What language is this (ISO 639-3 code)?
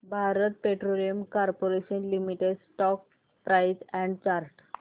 mar